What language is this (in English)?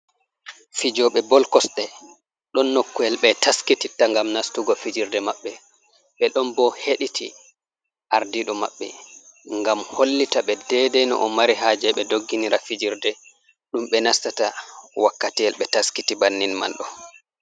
Fula